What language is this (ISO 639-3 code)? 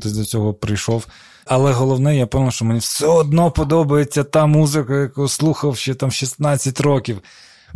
ukr